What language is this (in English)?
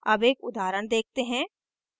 Hindi